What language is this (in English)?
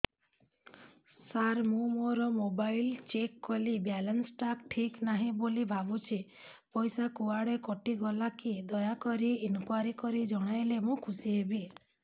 Odia